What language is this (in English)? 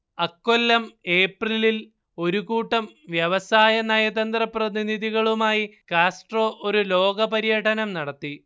Malayalam